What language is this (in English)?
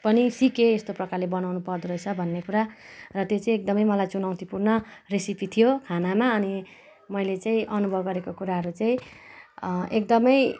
Nepali